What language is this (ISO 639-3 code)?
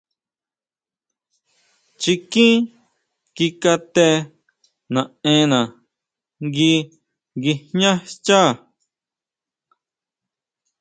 mau